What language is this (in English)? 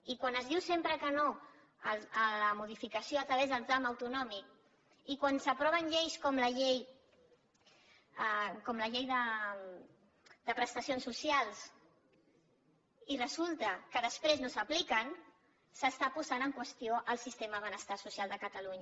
Catalan